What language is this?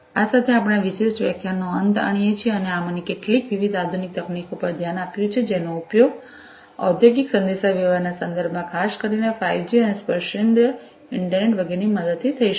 Gujarati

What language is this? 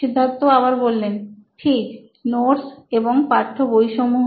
Bangla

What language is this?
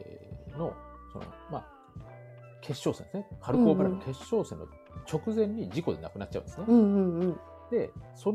Japanese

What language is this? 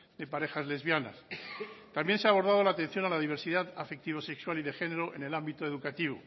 Spanish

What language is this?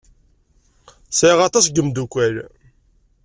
Kabyle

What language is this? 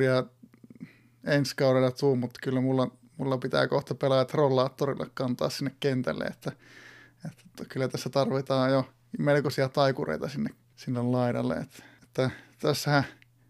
Finnish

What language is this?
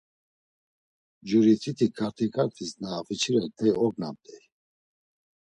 Laz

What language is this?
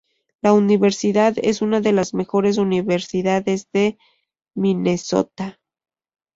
Spanish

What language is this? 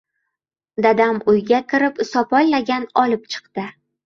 Uzbek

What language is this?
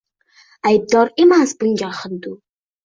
Uzbek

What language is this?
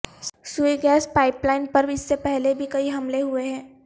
Urdu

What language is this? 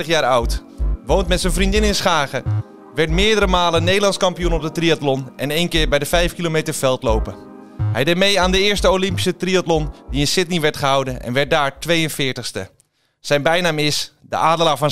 Dutch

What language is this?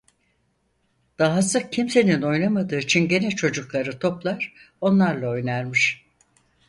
Turkish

